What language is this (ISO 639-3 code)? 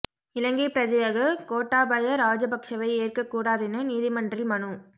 tam